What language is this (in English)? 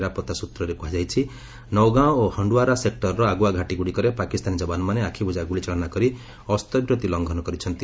Odia